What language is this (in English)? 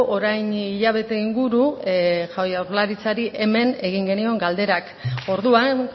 Basque